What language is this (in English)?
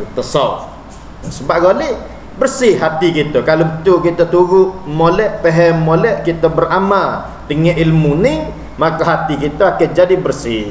Malay